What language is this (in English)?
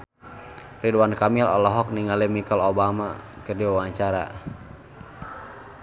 Sundanese